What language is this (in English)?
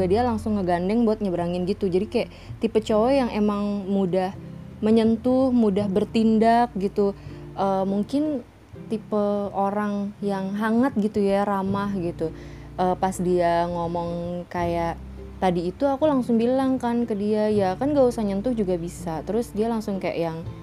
Indonesian